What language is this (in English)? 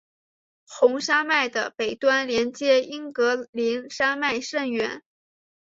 Chinese